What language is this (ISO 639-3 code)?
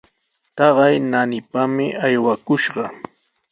qws